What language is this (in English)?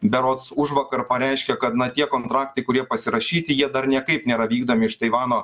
Lithuanian